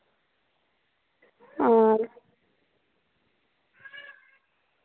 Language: Dogri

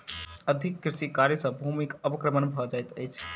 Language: Maithili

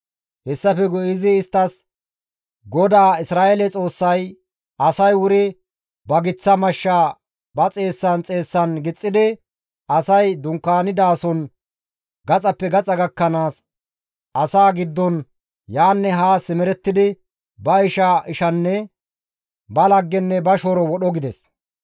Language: Gamo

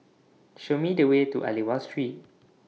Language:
English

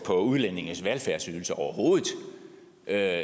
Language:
Danish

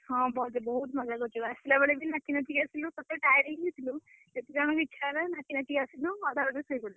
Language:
Odia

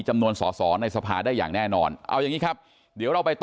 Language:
Thai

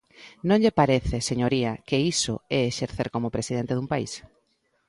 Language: Galician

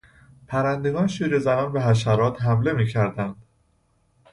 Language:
Persian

